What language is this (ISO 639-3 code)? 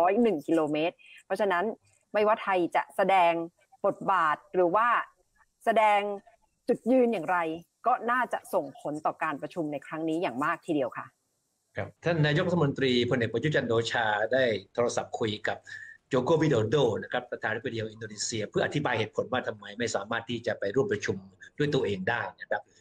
tha